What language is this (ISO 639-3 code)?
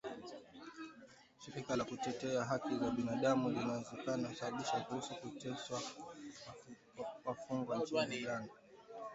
swa